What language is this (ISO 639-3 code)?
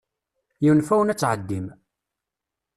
kab